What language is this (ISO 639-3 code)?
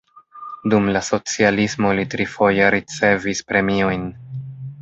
epo